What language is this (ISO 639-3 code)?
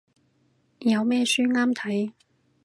yue